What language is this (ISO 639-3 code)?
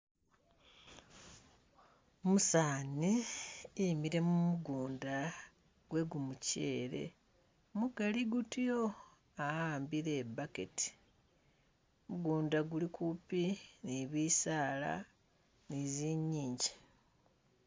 myx